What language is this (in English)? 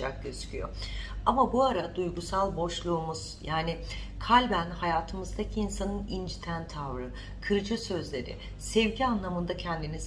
Turkish